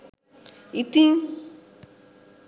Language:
Sinhala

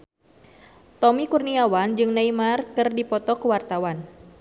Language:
Sundanese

